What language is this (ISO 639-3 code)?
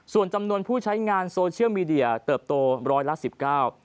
tha